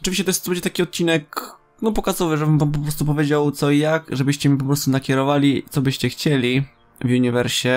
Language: Polish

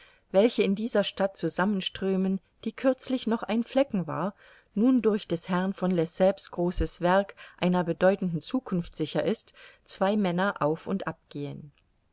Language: German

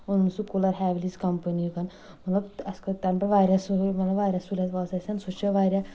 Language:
Kashmiri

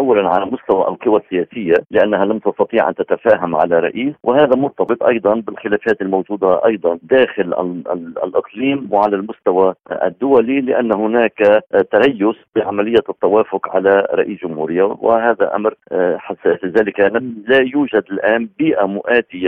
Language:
Arabic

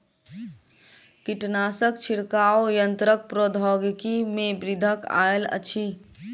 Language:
Maithili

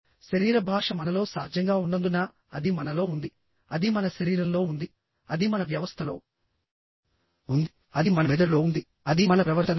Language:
Telugu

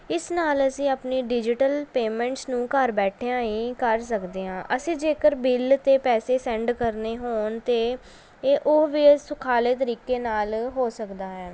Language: Punjabi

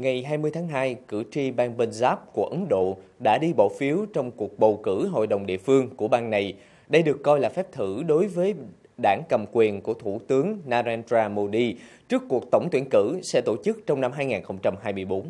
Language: Vietnamese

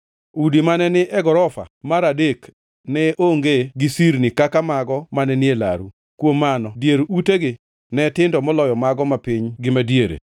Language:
Luo (Kenya and Tanzania)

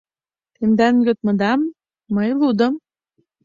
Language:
Mari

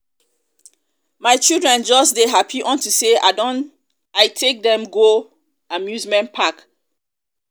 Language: Nigerian Pidgin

